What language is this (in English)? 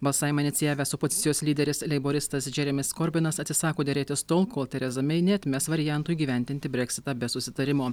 Lithuanian